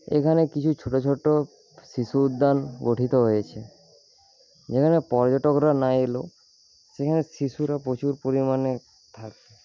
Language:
Bangla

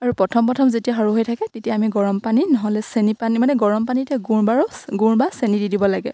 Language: Assamese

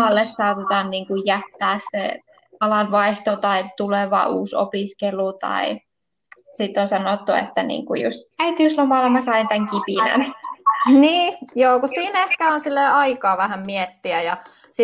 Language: Finnish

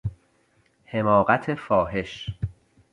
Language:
Persian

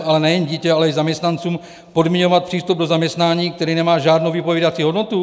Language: Czech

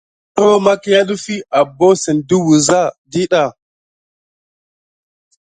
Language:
Gidar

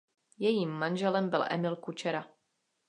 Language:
Czech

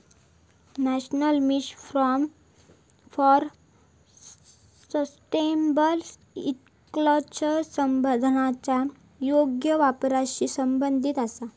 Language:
Marathi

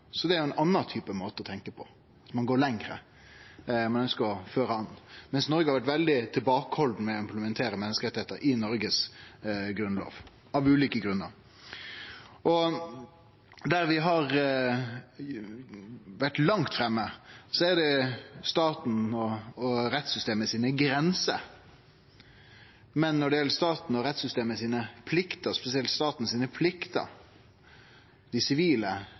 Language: Norwegian Nynorsk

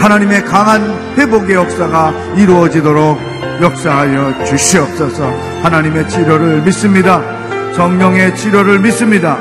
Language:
Korean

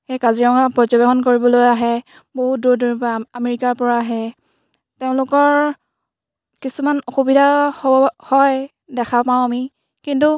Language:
Assamese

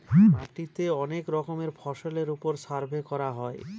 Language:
Bangla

